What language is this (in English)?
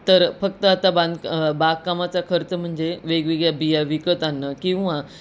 Marathi